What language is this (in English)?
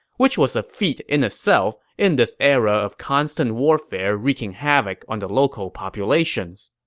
English